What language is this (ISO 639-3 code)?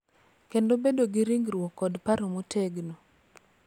luo